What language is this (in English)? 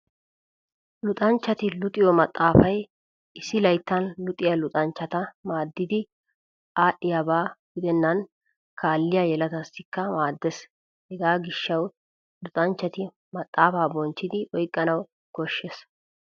Wolaytta